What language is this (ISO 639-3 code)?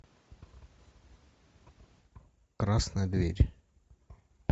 rus